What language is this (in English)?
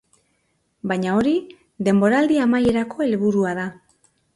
Basque